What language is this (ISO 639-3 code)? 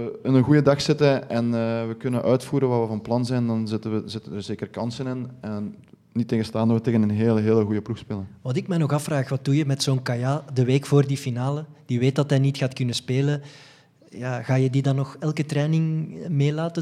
nld